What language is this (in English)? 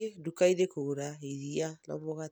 Kikuyu